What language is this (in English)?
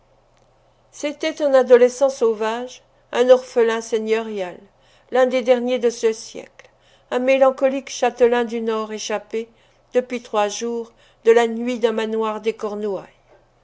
French